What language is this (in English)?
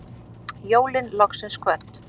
Icelandic